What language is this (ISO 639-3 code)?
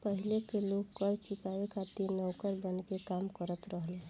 bho